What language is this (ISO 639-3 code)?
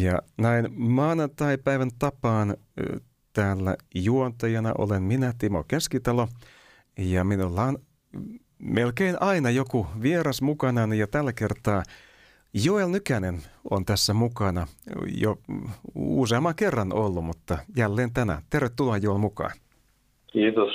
fin